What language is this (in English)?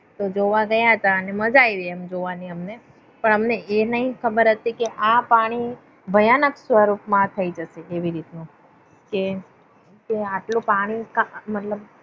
Gujarati